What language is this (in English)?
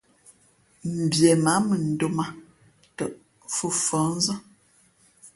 Fe'fe'